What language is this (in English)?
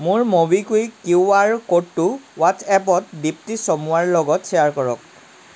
Assamese